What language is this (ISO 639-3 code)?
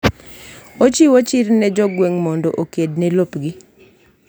luo